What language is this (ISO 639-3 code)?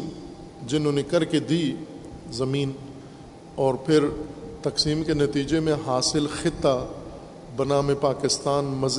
urd